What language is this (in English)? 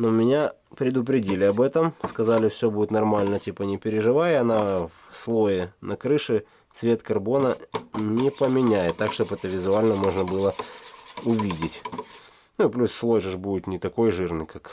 Russian